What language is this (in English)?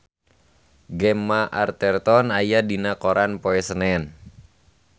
Sundanese